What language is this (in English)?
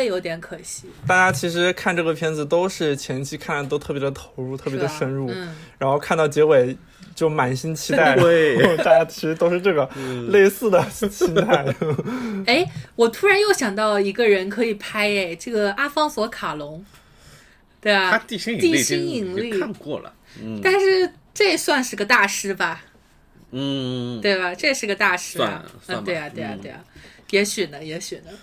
Chinese